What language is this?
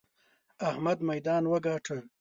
Pashto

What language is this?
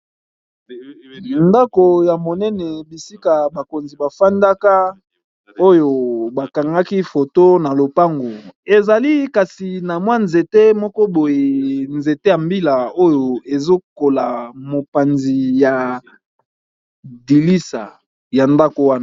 Lingala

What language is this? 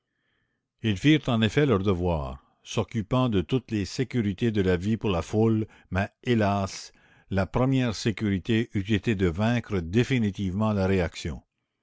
French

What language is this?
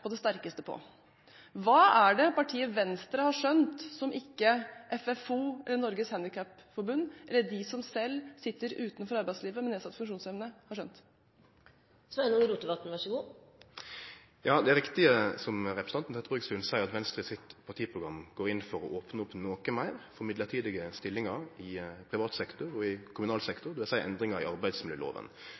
Norwegian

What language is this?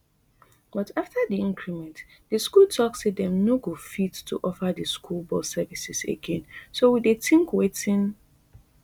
Nigerian Pidgin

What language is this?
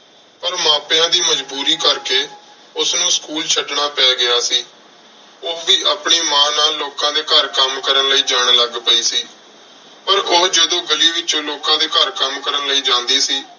Punjabi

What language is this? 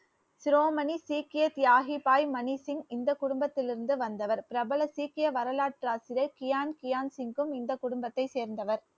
Tamil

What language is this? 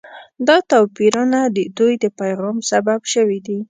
Pashto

